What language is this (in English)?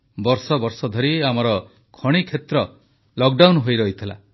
Odia